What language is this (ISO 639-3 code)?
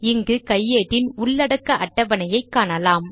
tam